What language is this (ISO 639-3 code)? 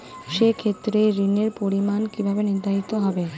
ben